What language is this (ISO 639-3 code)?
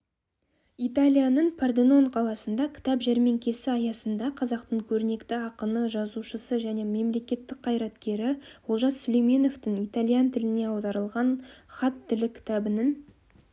kaz